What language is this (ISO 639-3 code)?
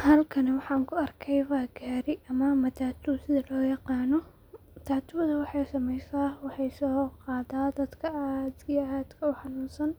som